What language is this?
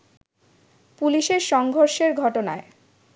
Bangla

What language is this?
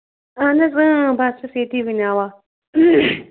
Kashmiri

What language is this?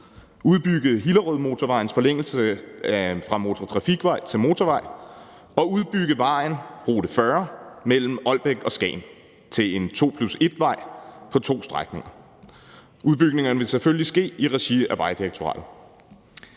Danish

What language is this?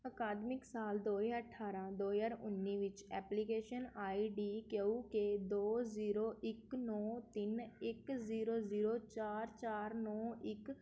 Punjabi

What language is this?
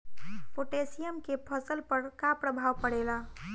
Bhojpuri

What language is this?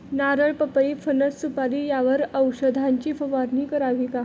Marathi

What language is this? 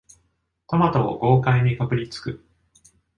Japanese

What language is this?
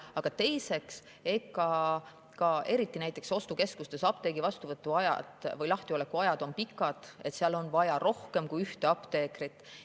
Estonian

